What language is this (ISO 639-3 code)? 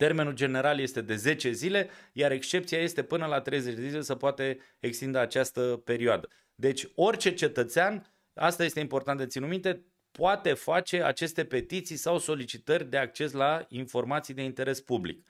ron